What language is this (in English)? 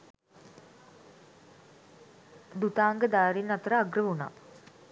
Sinhala